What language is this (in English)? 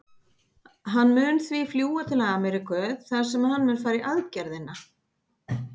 Icelandic